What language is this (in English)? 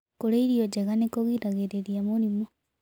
Kikuyu